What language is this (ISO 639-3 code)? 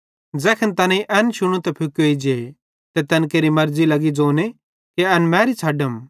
bhd